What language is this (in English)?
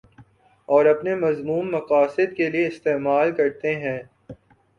Urdu